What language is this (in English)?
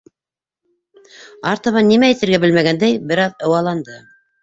Bashkir